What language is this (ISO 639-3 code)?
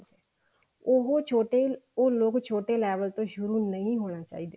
pan